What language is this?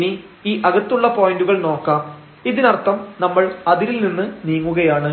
Malayalam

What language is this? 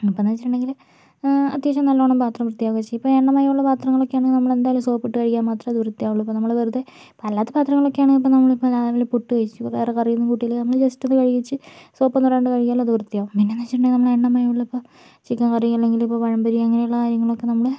Malayalam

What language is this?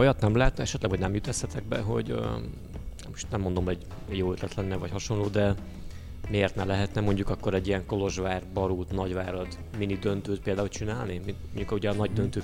Hungarian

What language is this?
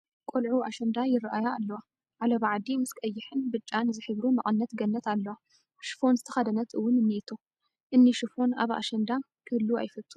Tigrinya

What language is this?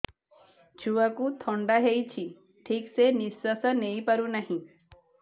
Odia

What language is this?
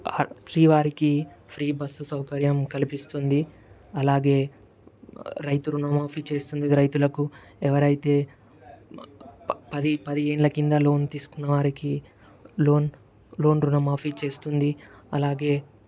Telugu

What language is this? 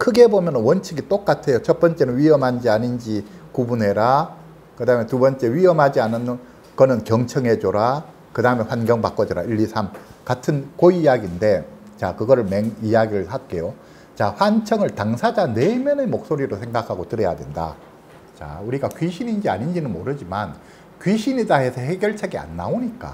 Korean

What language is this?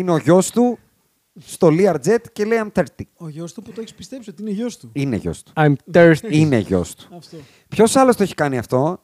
Greek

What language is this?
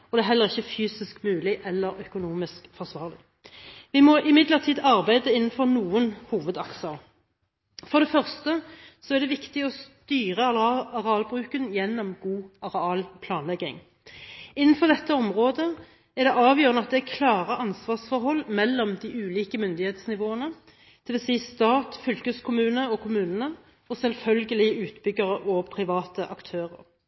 Norwegian Bokmål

